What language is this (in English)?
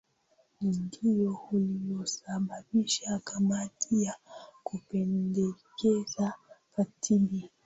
Swahili